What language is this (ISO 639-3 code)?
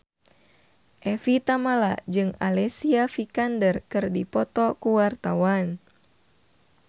sun